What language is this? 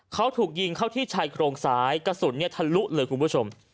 Thai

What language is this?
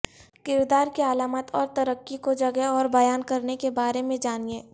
Urdu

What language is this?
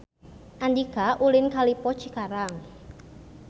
Sundanese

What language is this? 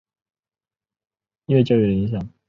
Chinese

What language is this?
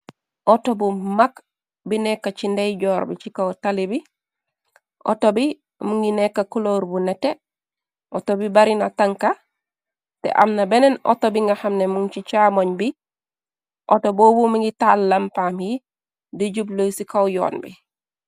Wolof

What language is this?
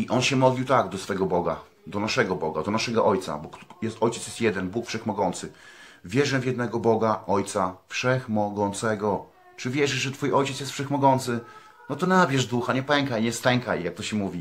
Polish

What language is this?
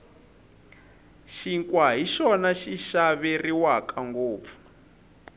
Tsonga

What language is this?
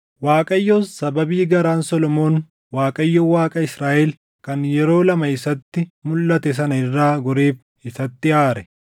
Oromo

